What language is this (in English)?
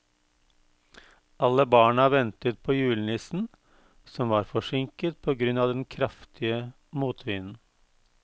Norwegian